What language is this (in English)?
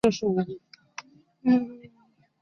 Chinese